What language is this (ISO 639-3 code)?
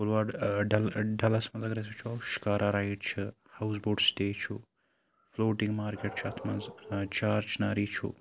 kas